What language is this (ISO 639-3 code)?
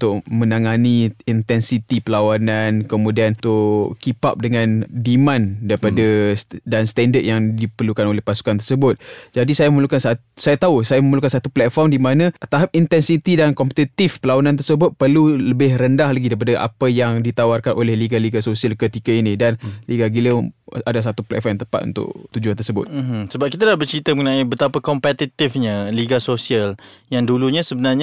msa